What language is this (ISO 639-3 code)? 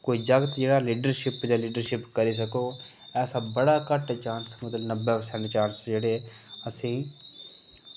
doi